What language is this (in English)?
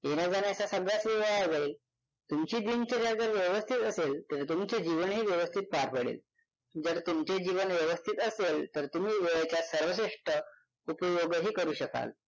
Marathi